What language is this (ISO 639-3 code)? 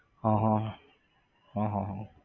guj